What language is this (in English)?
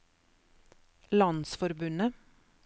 Norwegian